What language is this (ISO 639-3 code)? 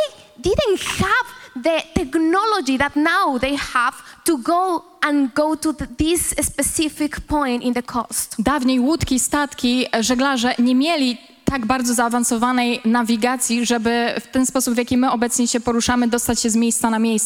pol